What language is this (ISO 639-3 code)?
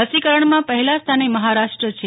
guj